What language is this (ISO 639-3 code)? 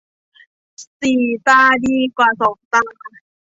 tha